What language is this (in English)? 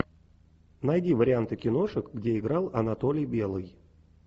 Russian